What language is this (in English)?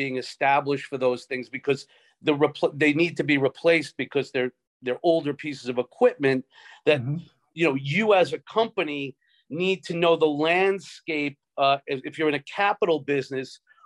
English